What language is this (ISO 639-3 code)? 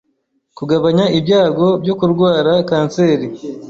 kin